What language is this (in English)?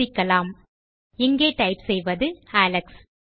Tamil